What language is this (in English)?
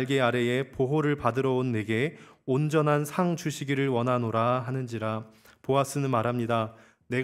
Korean